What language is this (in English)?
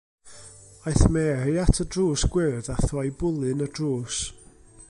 Welsh